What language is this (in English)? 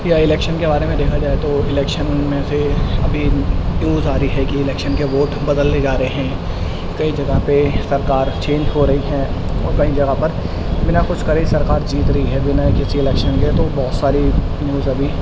Urdu